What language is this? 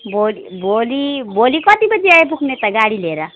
Nepali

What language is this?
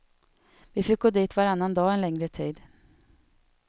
Swedish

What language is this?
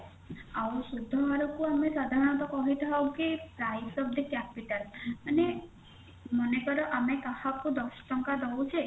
Odia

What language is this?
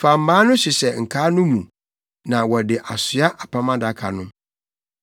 Akan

